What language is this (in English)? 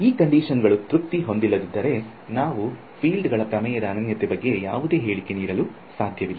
Kannada